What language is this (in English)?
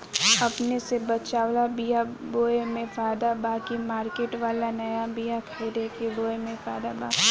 Bhojpuri